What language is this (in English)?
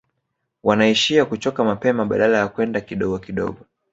Swahili